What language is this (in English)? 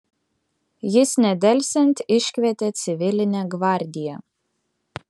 Lithuanian